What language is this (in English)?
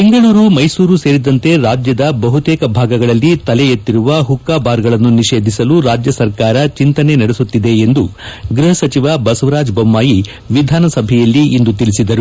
Kannada